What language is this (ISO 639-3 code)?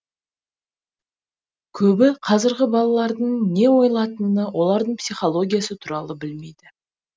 kaz